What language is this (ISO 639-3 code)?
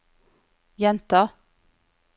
nor